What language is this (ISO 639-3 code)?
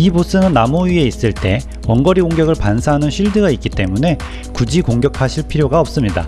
kor